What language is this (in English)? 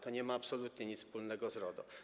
Polish